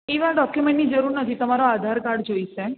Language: Gujarati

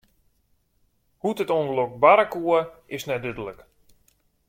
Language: Western Frisian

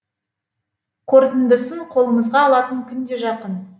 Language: Kazakh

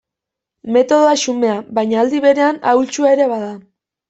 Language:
Basque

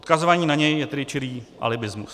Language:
Czech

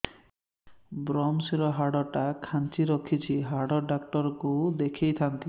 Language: Odia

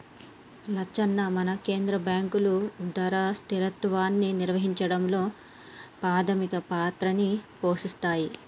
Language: Telugu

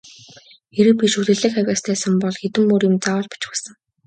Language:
Mongolian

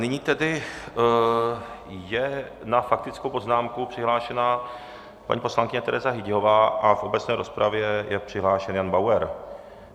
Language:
Czech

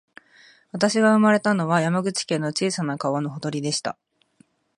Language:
Japanese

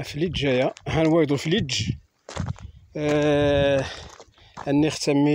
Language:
Arabic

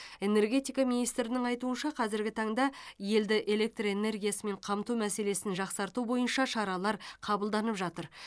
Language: Kazakh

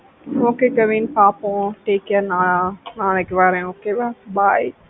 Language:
Tamil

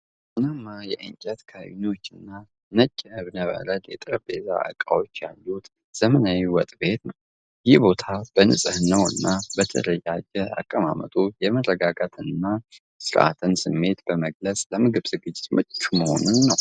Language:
Amharic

